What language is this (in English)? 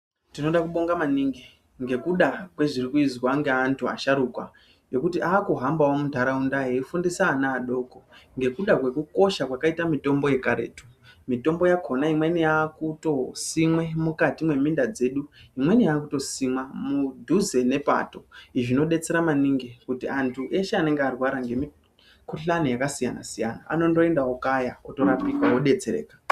Ndau